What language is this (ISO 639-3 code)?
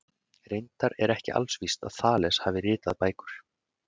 isl